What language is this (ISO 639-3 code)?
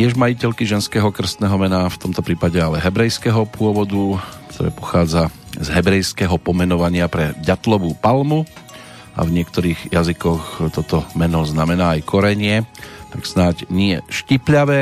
slk